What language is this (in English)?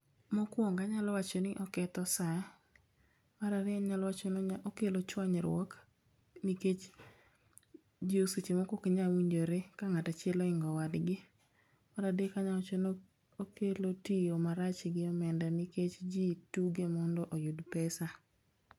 Luo (Kenya and Tanzania)